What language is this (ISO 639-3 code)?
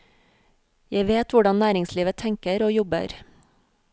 nor